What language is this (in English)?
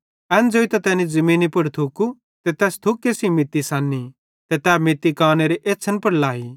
Bhadrawahi